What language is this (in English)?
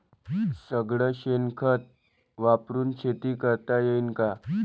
Marathi